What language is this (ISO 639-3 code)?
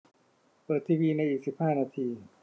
tha